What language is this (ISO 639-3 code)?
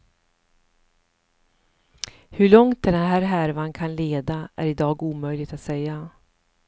swe